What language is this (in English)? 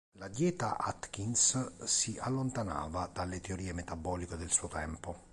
Italian